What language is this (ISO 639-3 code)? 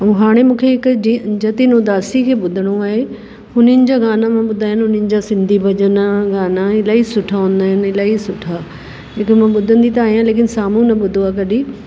snd